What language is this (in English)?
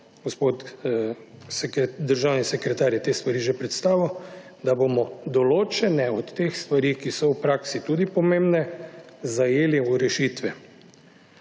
Slovenian